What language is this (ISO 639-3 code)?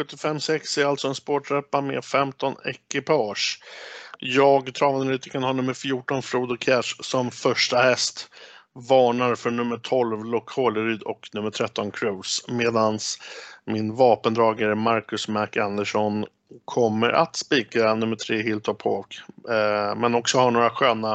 swe